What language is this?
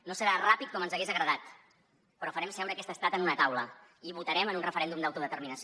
Catalan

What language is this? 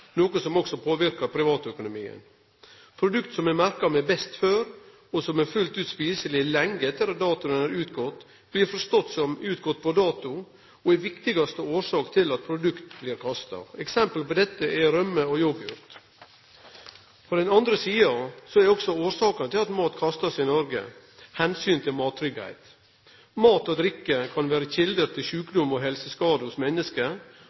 Norwegian Nynorsk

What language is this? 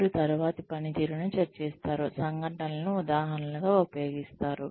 Telugu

